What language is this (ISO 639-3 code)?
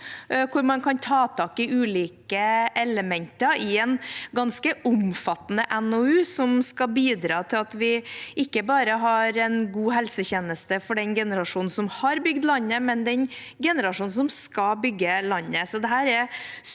nor